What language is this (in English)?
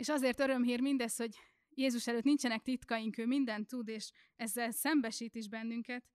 Hungarian